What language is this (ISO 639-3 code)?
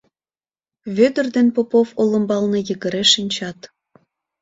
chm